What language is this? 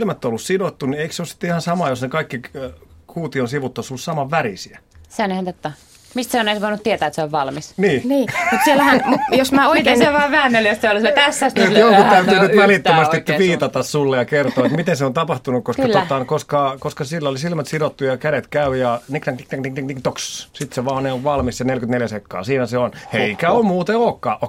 Finnish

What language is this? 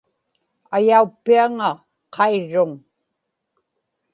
Inupiaq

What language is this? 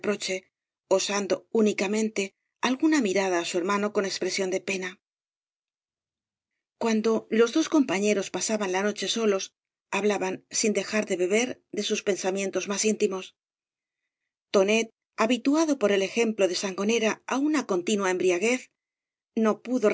Spanish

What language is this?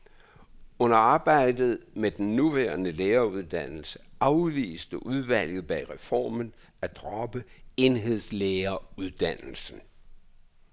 Danish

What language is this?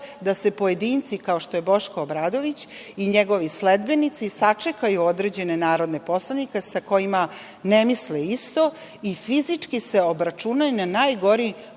Serbian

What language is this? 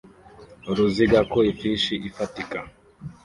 Kinyarwanda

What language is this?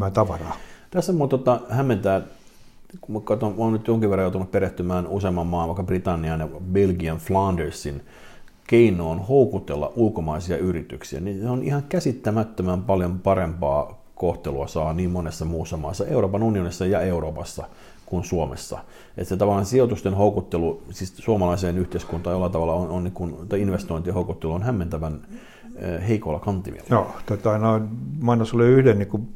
Finnish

